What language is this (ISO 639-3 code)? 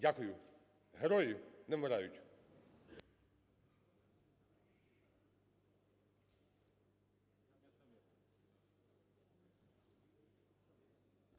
ukr